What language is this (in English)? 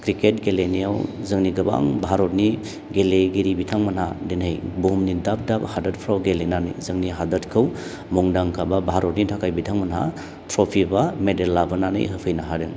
Bodo